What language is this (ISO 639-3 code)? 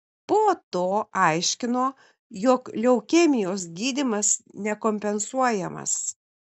lit